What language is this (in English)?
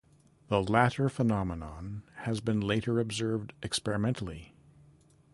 English